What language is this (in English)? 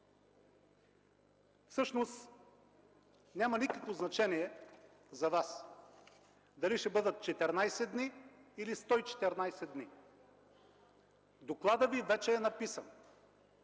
Bulgarian